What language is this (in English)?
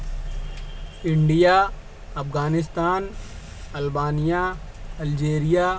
Urdu